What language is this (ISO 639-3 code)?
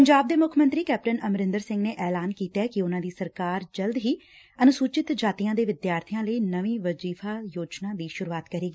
pan